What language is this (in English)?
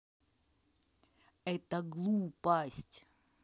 Russian